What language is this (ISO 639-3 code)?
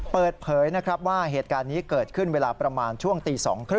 tha